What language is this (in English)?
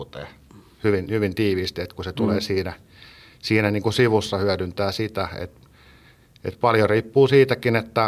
Finnish